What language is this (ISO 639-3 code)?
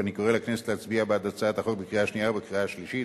heb